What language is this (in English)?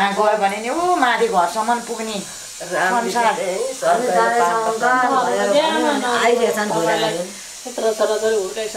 Thai